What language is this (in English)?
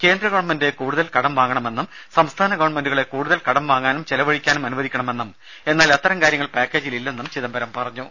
Malayalam